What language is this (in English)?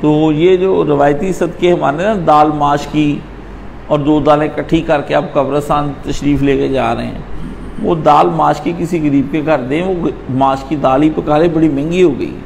Hindi